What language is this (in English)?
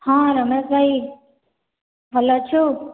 Odia